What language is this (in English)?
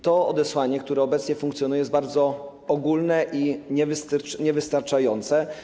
Polish